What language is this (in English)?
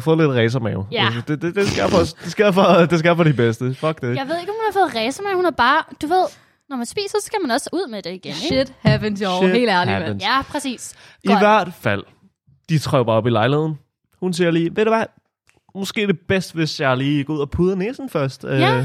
Danish